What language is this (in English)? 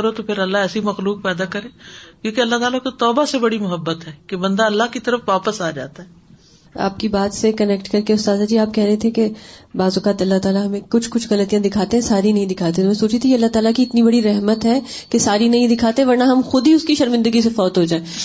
Urdu